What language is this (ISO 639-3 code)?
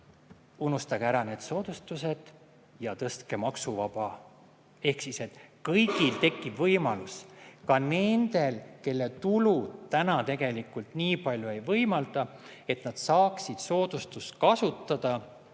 est